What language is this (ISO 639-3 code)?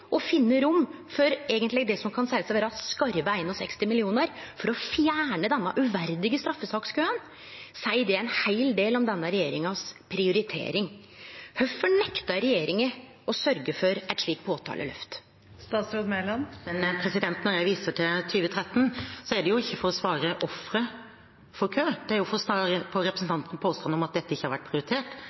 nor